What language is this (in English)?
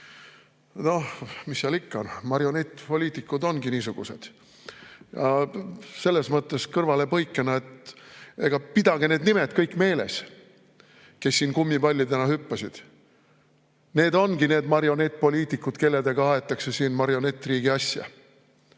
Estonian